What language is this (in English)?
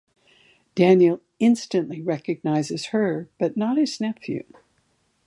English